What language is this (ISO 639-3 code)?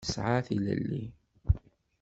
kab